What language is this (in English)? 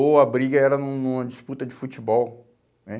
Portuguese